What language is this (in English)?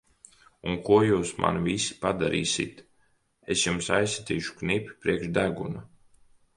Latvian